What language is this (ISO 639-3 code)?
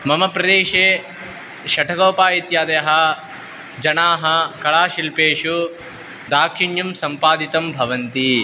san